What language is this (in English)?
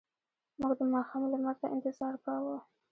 Pashto